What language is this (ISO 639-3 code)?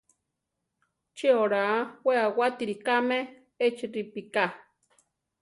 tar